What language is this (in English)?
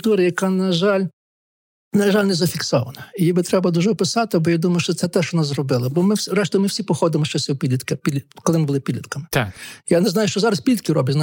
Ukrainian